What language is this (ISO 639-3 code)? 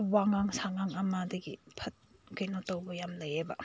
mni